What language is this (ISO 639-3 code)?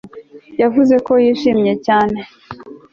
kin